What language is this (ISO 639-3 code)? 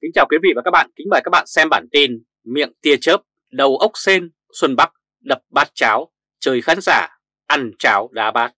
vie